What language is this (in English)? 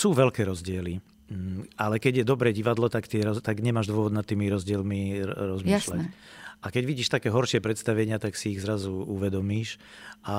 Slovak